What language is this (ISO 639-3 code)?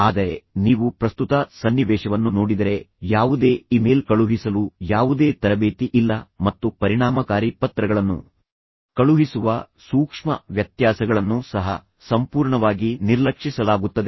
kan